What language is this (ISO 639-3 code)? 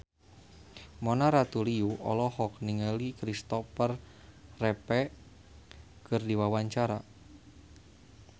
sun